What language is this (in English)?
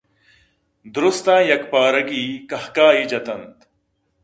Eastern Balochi